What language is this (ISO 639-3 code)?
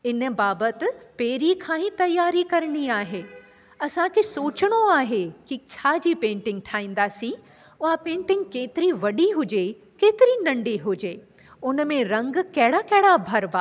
snd